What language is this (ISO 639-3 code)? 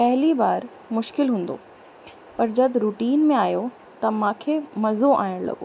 snd